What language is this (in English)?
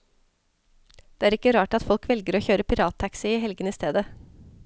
Norwegian